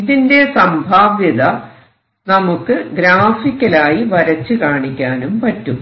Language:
Malayalam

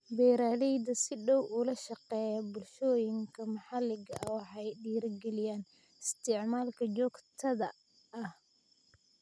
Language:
Somali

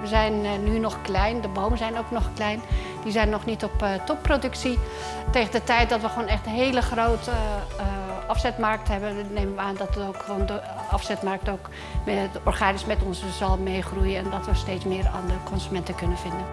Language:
Dutch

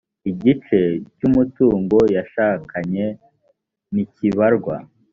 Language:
Kinyarwanda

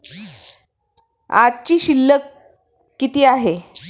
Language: Marathi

